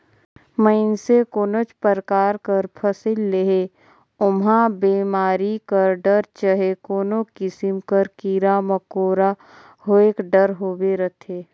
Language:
Chhattisgarhi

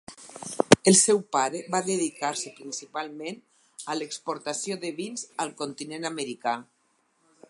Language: Catalan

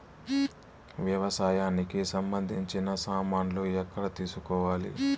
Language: Telugu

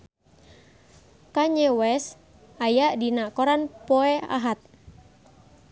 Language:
Sundanese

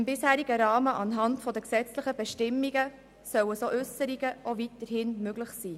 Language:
Swiss German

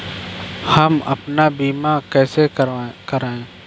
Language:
Hindi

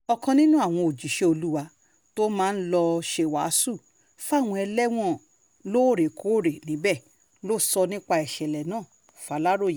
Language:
Yoruba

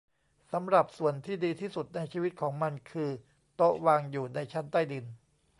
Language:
Thai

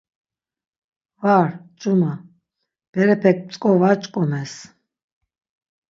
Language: Laz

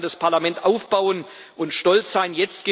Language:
German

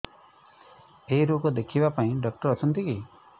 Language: Odia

